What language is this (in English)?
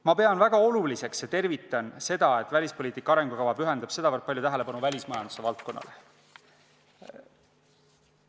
Estonian